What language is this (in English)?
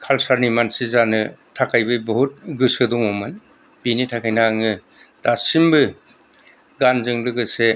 Bodo